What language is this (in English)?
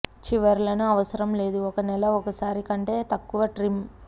Telugu